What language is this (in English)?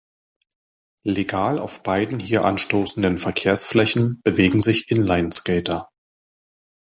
German